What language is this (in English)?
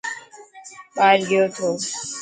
Dhatki